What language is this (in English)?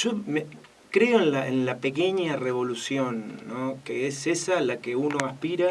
Spanish